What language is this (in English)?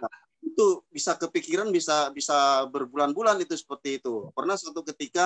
Indonesian